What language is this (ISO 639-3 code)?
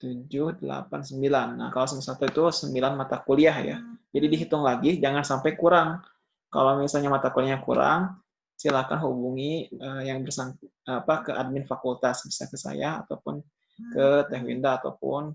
ind